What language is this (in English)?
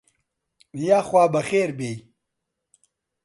Central Kurdish